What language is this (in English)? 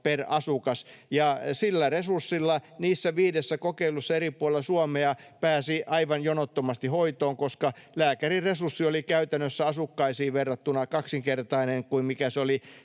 Finnish